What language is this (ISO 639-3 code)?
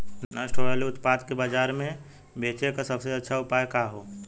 bho